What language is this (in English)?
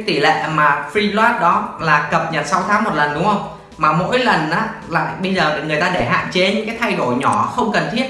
Vietnamese